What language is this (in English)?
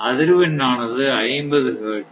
Tamil